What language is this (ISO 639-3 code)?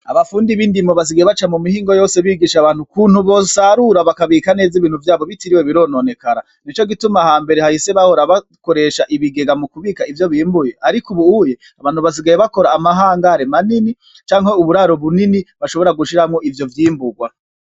run